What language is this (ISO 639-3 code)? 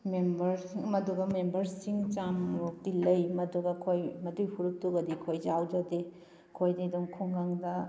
mni